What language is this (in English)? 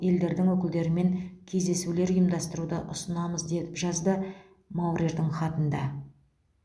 Kazakh